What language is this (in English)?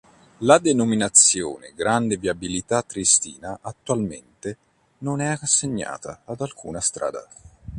Italian